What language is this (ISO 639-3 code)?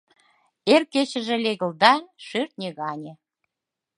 chm